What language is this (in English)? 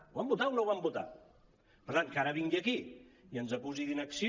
Catalan